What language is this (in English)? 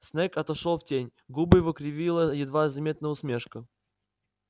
Russian